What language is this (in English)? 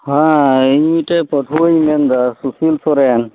Santali